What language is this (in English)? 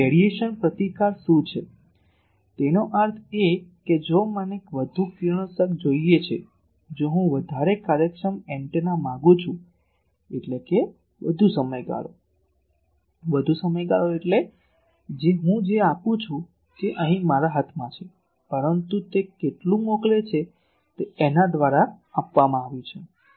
Gujarati